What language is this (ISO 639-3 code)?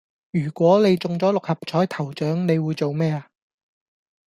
yue